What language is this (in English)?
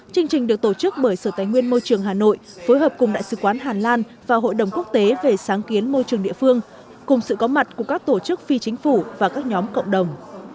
Vietnamese